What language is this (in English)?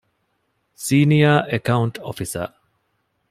Divehi